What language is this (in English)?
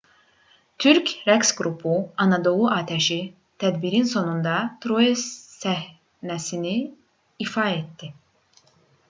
Azerbaijani